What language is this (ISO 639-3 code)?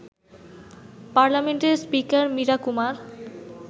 ben